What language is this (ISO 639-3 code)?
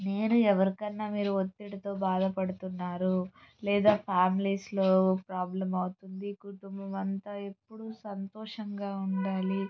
tel